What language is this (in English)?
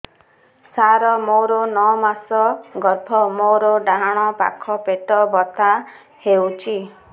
Odia